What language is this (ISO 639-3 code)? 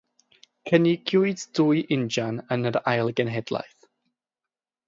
cym